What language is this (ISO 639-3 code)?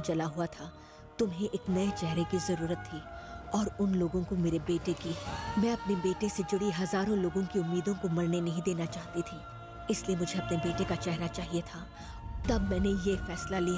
hin